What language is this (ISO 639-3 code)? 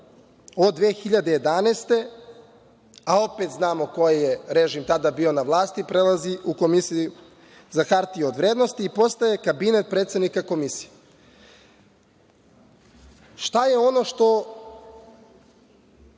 srp